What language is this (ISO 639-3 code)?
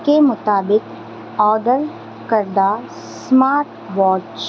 urd